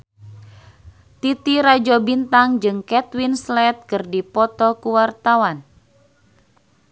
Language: Sundanese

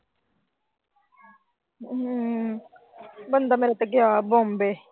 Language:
Punjabi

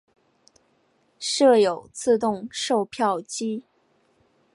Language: Chinese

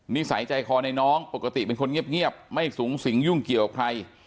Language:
Thai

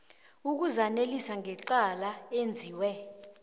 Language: South Ndebele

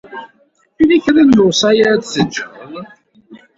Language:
Kabyle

